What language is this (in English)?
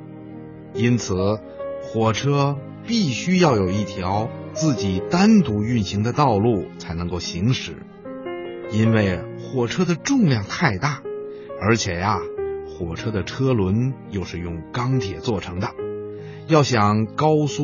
Chinese